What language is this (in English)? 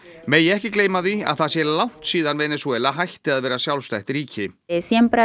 Icelandic